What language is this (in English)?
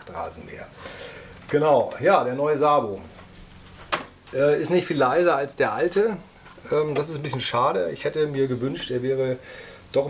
German